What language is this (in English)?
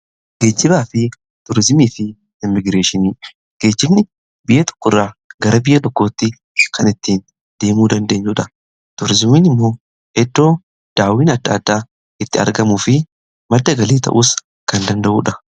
Oromo